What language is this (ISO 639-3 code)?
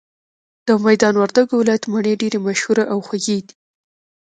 pus